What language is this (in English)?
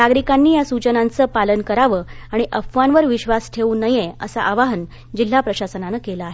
Marathi